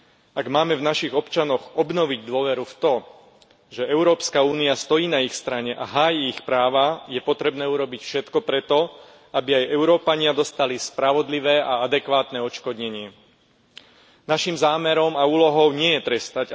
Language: Slovak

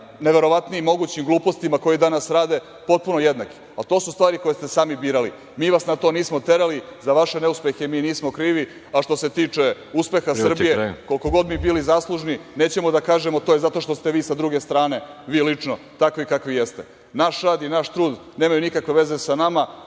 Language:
Serbian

